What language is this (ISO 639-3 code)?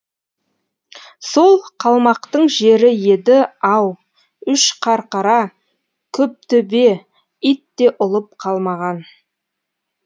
kaz